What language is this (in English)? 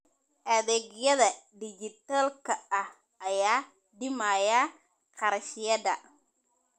Somali